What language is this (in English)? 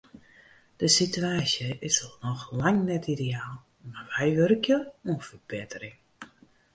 Western Frisian